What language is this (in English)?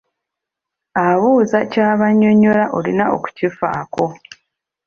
Ganda